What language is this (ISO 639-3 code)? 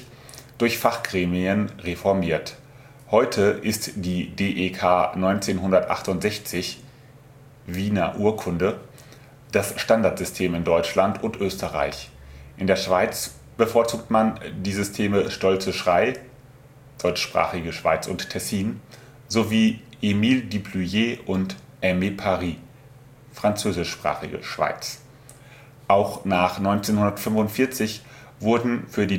deu